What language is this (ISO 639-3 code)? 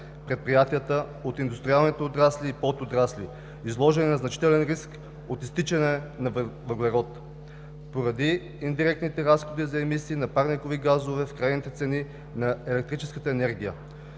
bul